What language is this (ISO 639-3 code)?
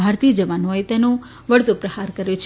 guj